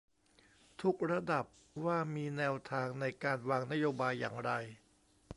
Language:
Thai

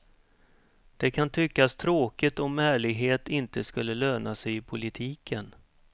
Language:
Swedish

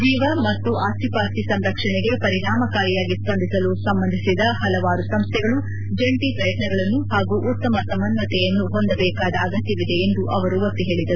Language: Kannada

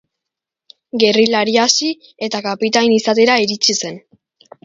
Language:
Basque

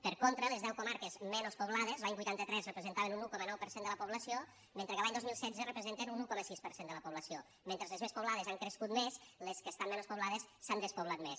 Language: Catalan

